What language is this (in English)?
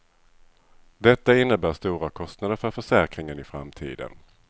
Swedish